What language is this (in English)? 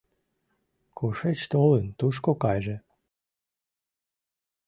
Mari